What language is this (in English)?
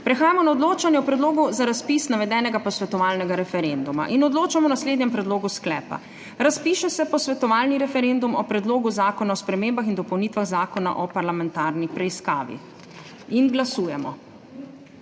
Slovenian